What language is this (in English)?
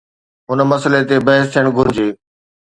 Sindhi